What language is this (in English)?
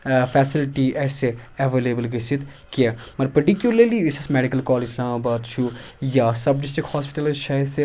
Kashmiri